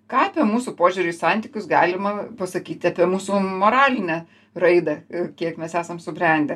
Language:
Lithuanian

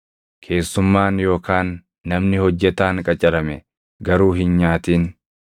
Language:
Oromo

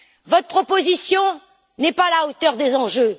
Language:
French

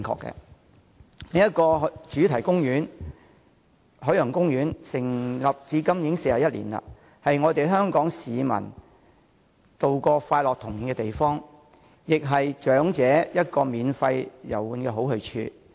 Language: Cantonese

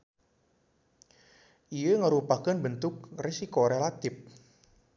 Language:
Sundanese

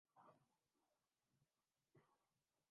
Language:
Urdu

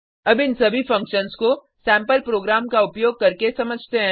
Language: Hindi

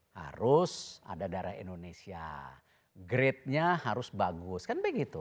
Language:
Indonesian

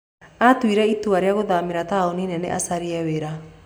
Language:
Kikuyu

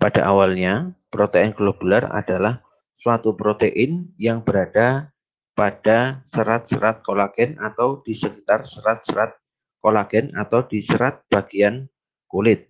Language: Indonesian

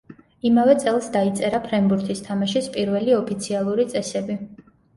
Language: Georgian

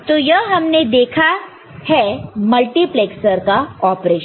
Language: Hindi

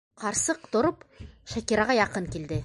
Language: Bashkir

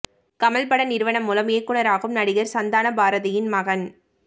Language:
Tamil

